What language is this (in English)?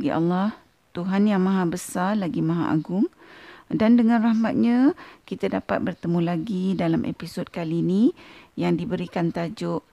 Malay